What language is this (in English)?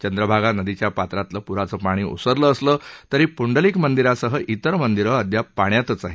Marathi